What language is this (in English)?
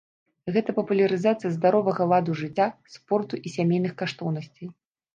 Belarusian